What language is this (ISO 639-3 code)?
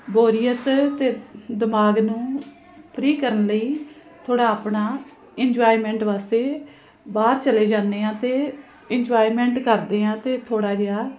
pan